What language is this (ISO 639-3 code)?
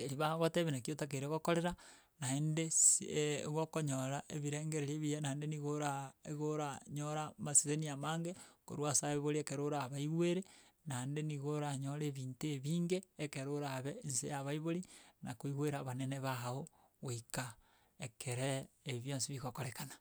guz